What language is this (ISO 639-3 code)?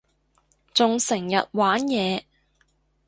yue